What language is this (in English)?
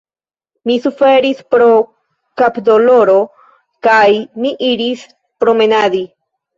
Esperanto